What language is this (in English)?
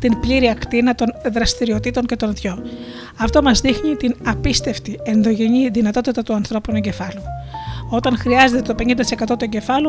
Greek